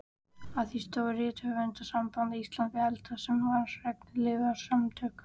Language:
Icelandic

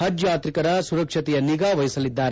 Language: Kannada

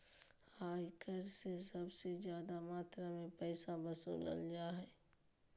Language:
Magahi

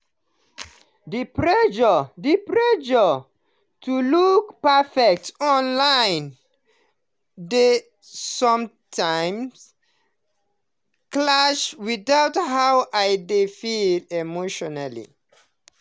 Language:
Nigerian Pidgin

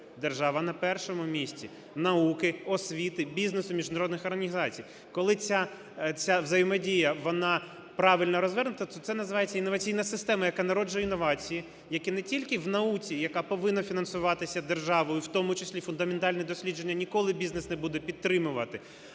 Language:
Ukrainian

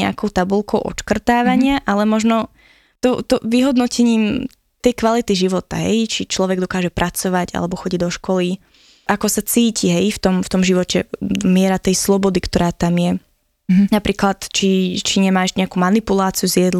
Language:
Slovak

